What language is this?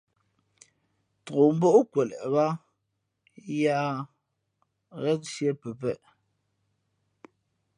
Fe'fe'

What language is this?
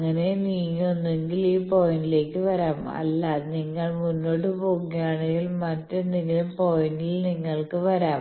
Malayalam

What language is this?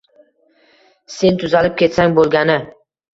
Uzbek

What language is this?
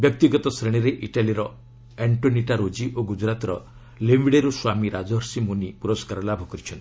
Odia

